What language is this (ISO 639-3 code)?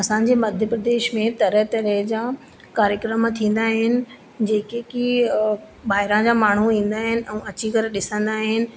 snd